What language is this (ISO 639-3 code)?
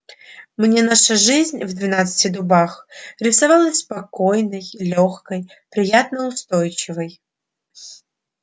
rus